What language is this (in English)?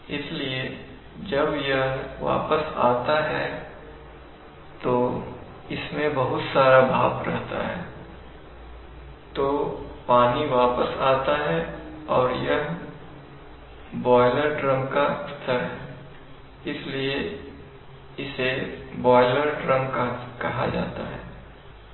Hindi